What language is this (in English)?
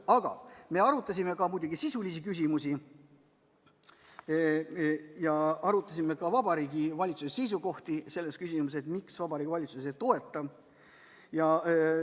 Estonian